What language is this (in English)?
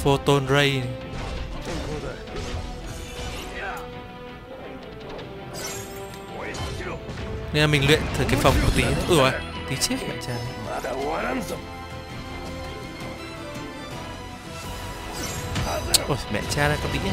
Vietnamese